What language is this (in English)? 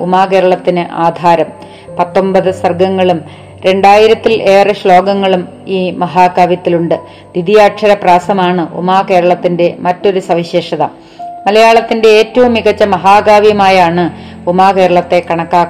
Malayalam